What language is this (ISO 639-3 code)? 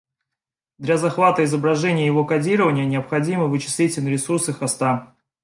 rus